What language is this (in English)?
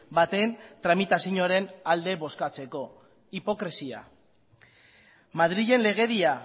Basque